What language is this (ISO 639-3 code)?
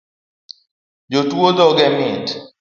luo